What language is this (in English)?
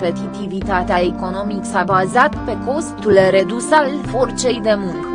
Romanian